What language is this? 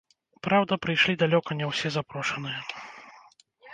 Belarusian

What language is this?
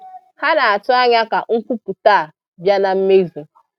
Igbo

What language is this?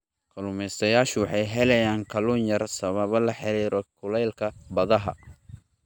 Somali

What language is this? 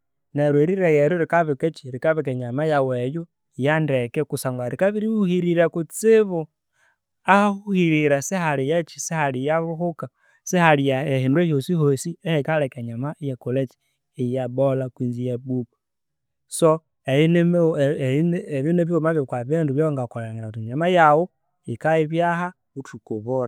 Konzo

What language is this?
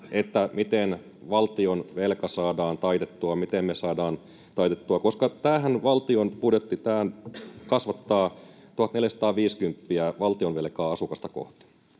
Finnish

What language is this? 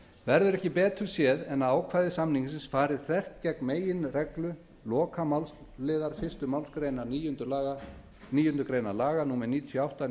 Icelandic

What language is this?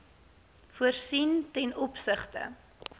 Afrikaans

